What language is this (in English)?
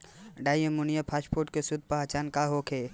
Bhojpuri